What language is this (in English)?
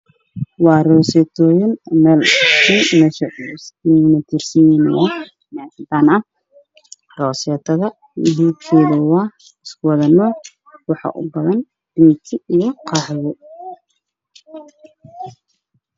Somali